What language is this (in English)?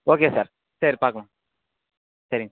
Tamil